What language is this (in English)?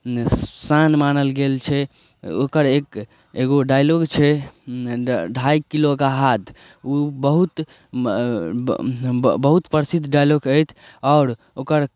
Maithili